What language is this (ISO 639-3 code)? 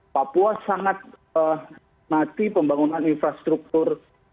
ind